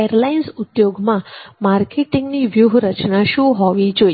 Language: Gujarati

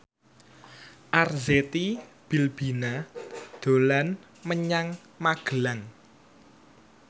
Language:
Javanese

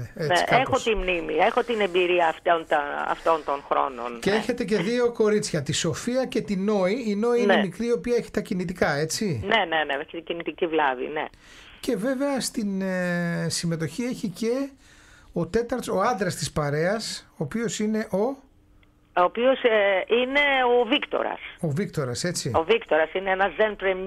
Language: Greek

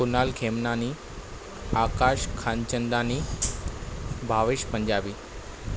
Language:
Sindhi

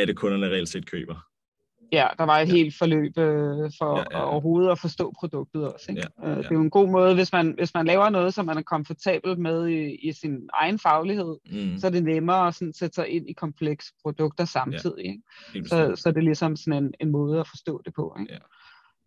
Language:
Danish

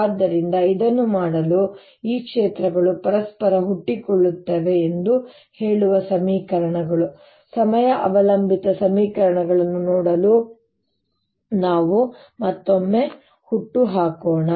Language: Kannada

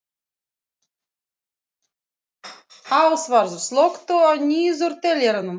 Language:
Icelandic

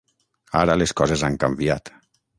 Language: Catalan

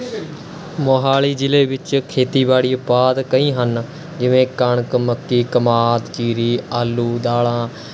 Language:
Punjabi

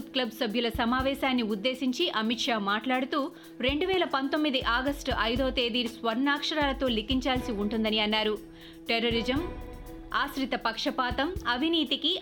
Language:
Telugu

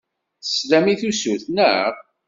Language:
Kabyle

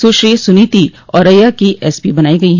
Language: Hindi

